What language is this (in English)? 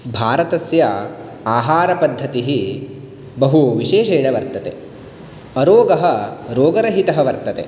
Sanskrit